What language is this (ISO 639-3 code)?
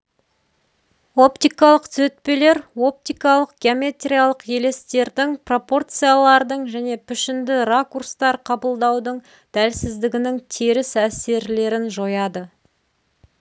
kaz